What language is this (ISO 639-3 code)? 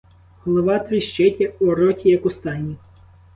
ukr